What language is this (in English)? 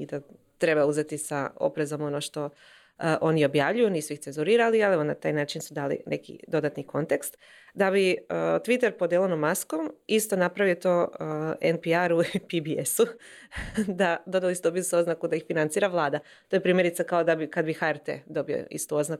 Croatian